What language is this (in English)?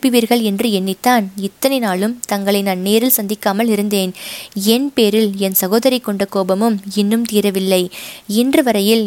Tamil